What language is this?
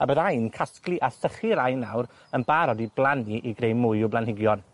Welsh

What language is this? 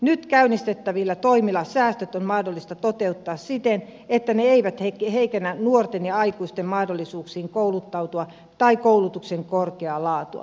Finnish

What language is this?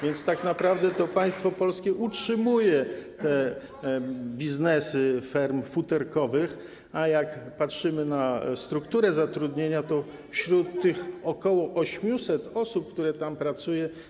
Polish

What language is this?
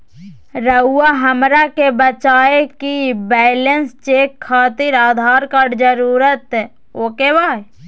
Magahi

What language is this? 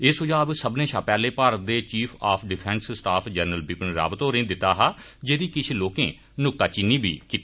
Dogri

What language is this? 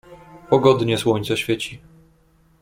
Polish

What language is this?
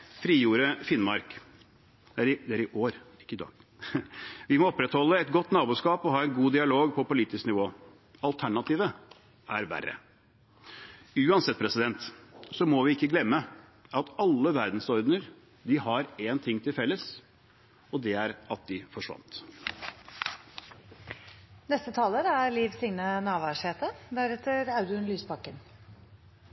Norwegian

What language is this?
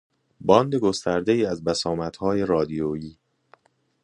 Persian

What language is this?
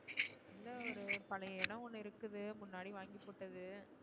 Tamil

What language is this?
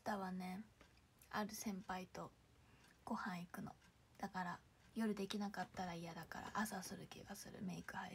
Japanese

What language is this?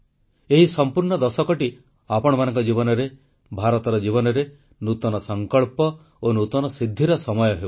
Odia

